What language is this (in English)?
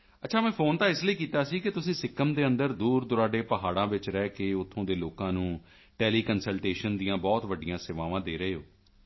Punjabi